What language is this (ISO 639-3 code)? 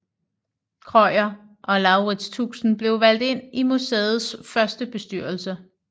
dan